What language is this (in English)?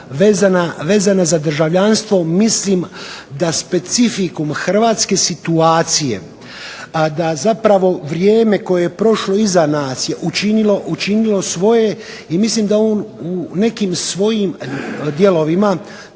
Croatian